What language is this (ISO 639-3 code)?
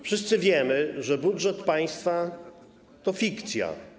pol